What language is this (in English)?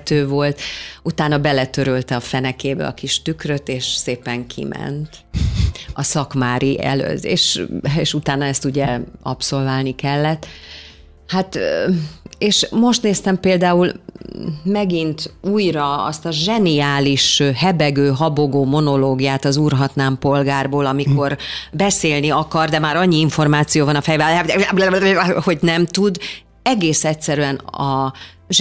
Hungarian